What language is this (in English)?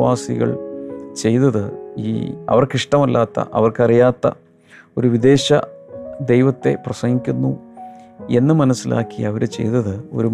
Malayalam